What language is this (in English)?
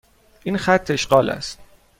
Persian